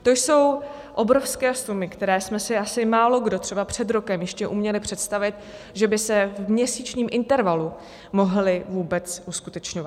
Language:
Czech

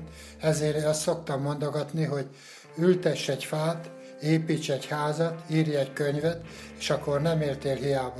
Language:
Hungarian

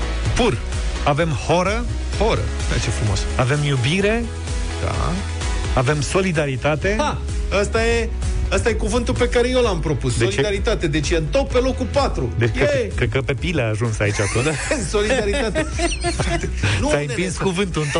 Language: Romanian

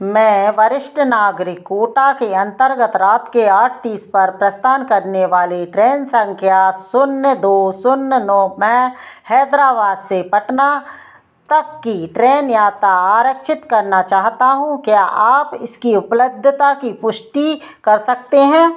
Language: Hindi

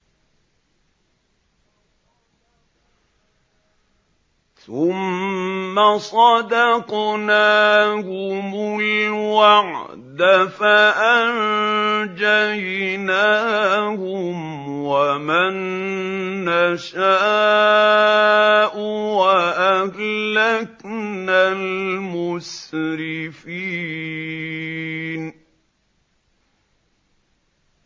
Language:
Arabic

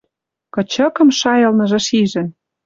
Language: Western Mari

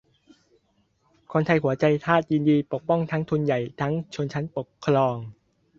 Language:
Thai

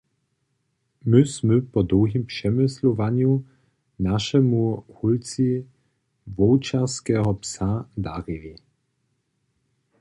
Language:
Upper Sorbian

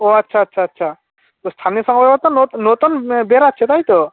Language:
Bangla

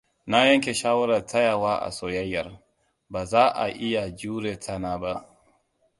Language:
Hausa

